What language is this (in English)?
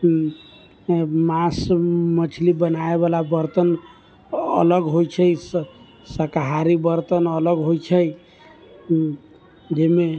Maithili